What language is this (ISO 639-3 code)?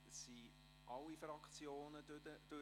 gsw